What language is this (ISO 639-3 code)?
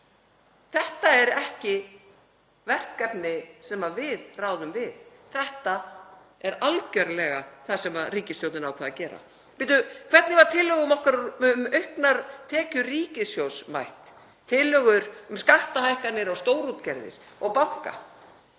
isl